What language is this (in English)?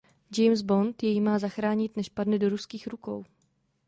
Czech